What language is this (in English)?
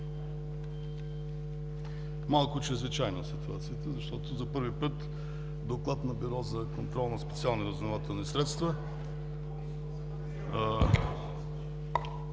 Bulgarian